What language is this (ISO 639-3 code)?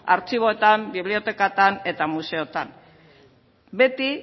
eus